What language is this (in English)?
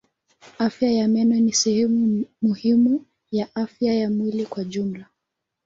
Swahili